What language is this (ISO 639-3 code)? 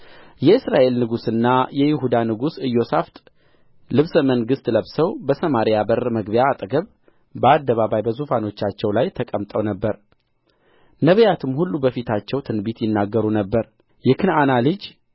amh